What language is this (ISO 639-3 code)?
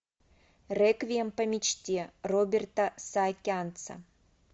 rus